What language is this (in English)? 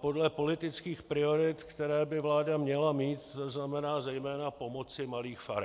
Czech